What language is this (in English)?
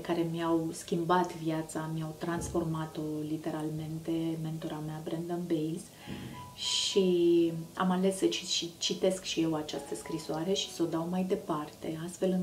Romanian